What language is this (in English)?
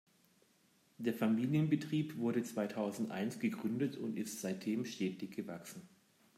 German